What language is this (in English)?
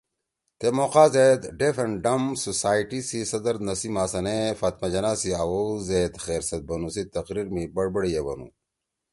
Torwali